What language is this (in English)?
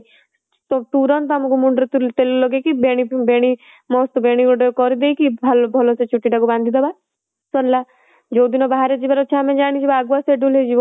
Odia